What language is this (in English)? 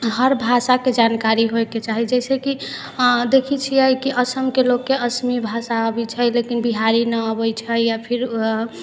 Maithili